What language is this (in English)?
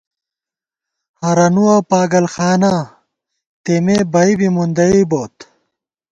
Gawar-Bati